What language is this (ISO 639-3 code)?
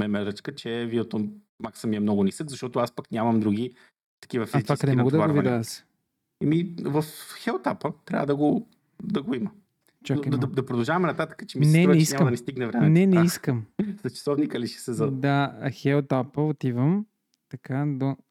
bul